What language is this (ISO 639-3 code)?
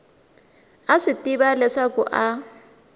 tso